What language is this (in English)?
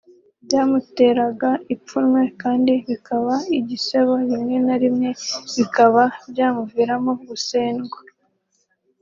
Kinyarwanda